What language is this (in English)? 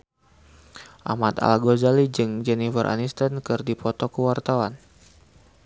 Sundanese